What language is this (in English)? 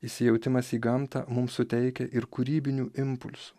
Lithuanian